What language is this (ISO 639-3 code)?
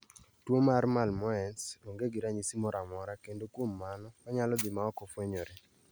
luo